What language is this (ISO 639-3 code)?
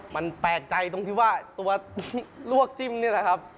tha